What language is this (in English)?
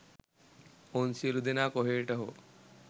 Sinhala